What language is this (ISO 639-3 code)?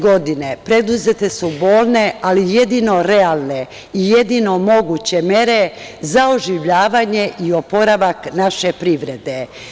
srp